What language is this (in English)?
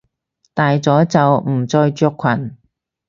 Cantonese